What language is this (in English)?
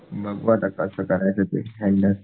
Marathi